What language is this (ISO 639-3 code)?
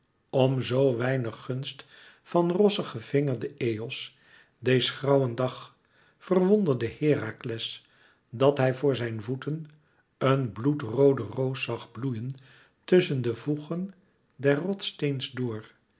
nld